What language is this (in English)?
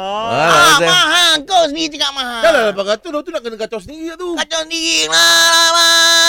Malay